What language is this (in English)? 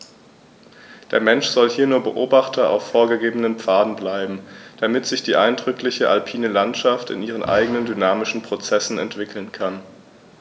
German